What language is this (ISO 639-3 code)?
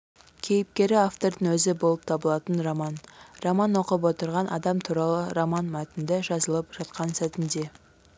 kaz